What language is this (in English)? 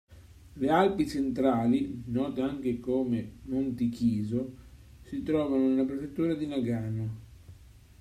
Italian